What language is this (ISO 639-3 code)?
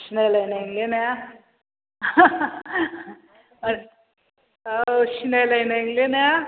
brx